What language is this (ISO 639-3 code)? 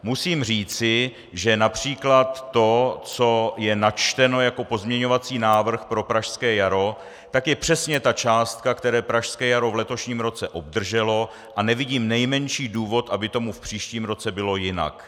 ces